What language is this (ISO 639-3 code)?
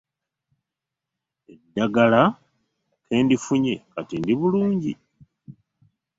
lug